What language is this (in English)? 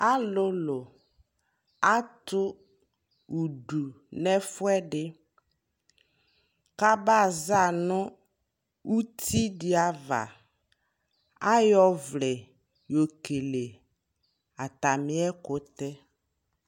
Ikposo